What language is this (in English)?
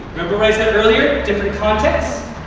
English